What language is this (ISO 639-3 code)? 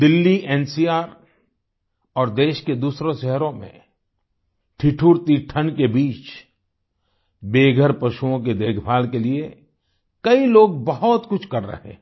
hin